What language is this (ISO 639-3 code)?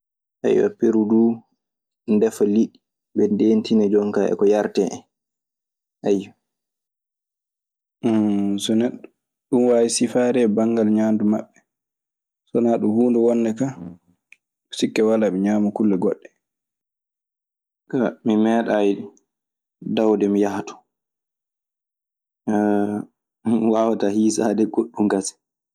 ffm